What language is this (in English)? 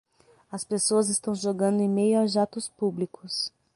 Portuguese